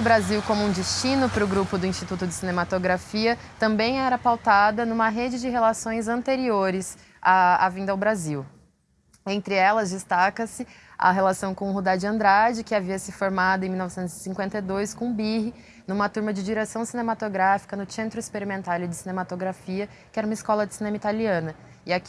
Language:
Portuguese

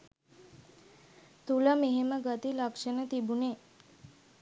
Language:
Sinhala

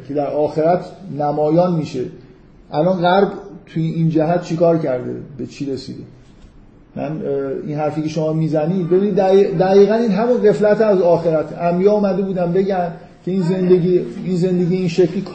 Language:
Persian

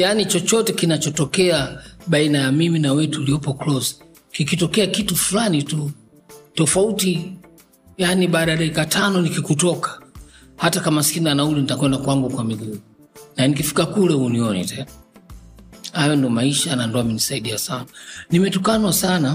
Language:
Swahili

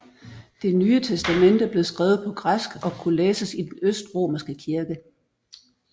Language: Danish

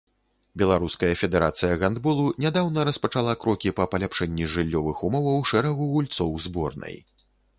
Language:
Belarusian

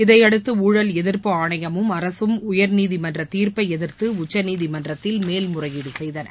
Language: Tamil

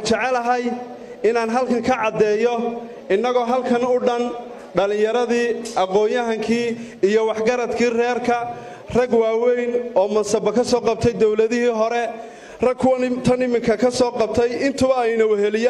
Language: Arabic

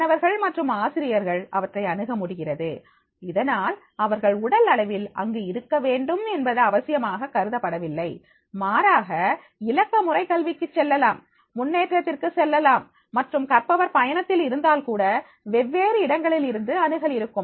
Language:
Tamil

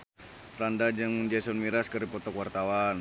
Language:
Sundanese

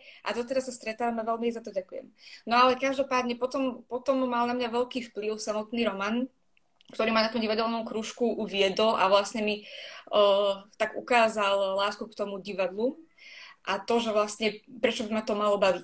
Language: Slovak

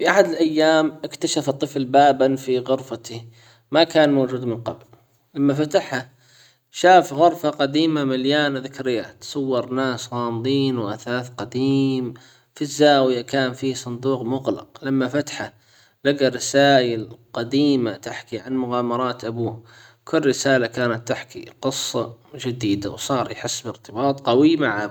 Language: Hijazi Arabic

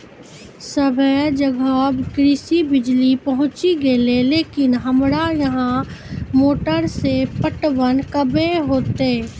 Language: Maithili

